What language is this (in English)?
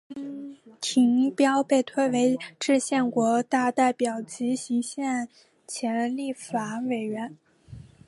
Chinese